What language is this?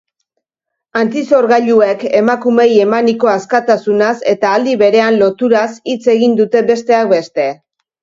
Basque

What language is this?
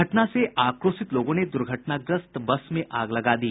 Hindi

